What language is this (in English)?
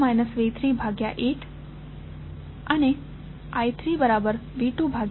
Gujarati